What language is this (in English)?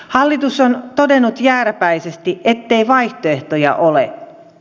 Finnish